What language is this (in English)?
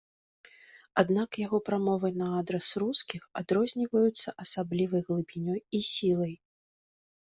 Belarusian